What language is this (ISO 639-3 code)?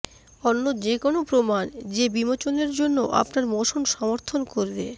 ben